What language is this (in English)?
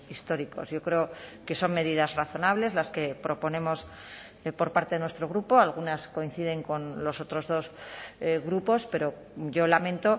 Spanish